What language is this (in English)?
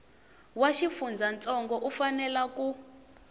Tsonga